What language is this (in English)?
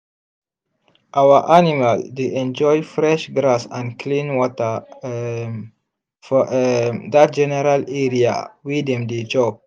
Nigerian Pidgin